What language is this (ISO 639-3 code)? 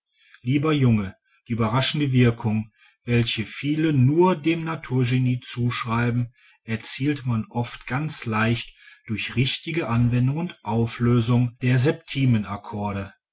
deu